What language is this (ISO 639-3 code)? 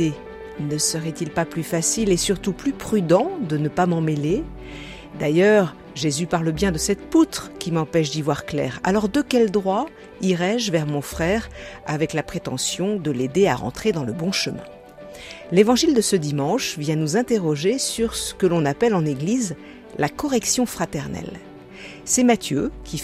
fra